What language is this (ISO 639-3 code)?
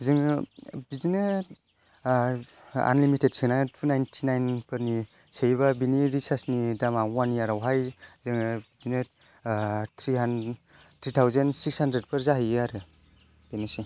brx